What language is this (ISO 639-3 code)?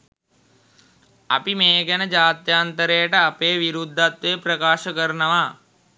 sin